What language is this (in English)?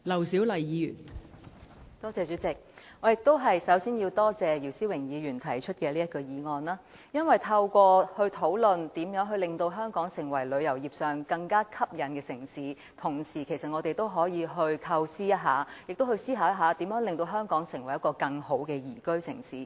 Cantonese